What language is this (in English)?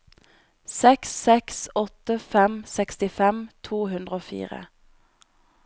Norwegian